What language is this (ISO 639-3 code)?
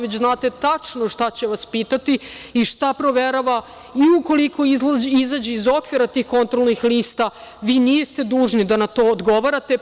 srp